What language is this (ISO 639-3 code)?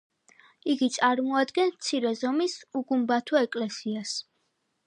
kat